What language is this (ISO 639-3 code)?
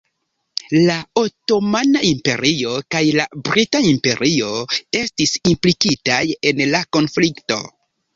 epo